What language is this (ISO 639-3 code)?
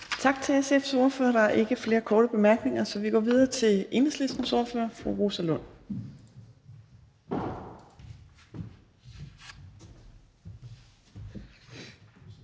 dan